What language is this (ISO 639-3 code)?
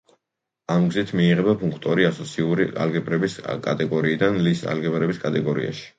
kat